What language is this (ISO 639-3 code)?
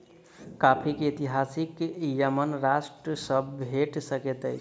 mai